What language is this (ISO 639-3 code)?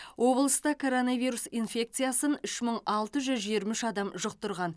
kaz